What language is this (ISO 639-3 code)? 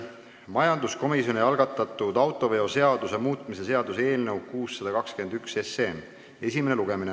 est